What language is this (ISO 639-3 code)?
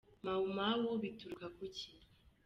kin